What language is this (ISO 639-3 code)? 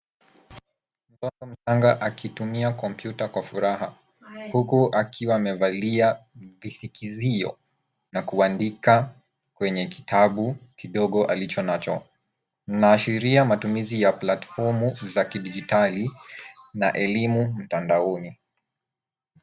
swa